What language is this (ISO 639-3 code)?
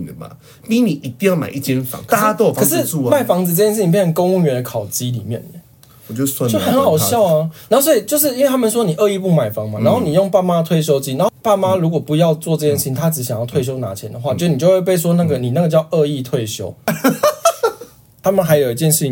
zho